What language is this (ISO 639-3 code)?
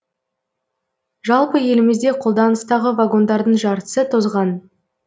kaz